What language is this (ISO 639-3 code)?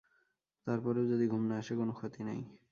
ben